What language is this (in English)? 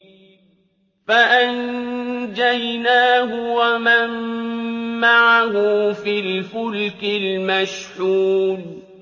Arabic